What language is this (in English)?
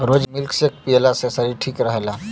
Bhojpuri